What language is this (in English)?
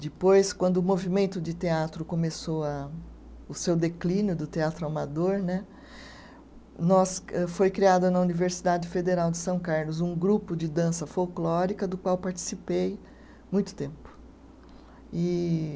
Portuguese